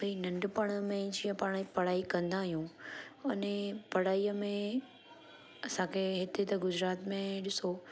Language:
Sindhi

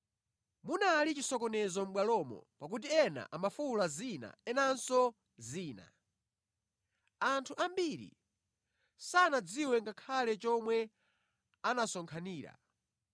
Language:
Nyanja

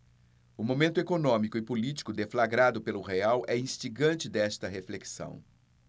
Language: Portuguese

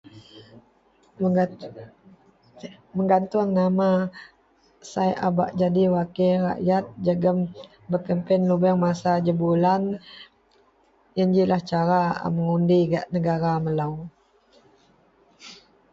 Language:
Central Melanau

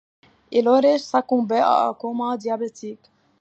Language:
French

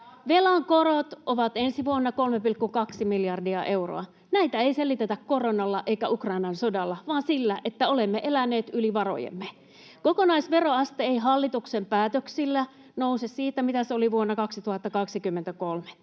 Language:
Finnish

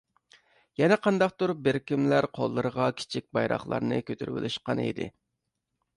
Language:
Uyghur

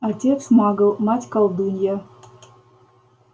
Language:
Russian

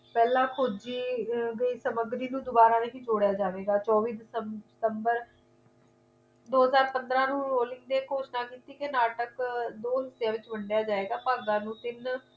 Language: Punjabi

